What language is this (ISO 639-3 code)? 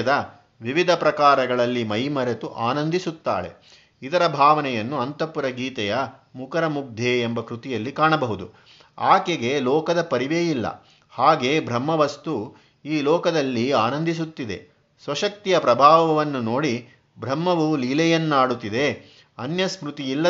kan